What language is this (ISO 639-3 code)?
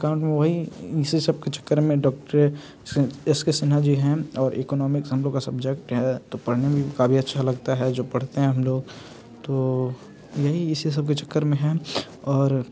hin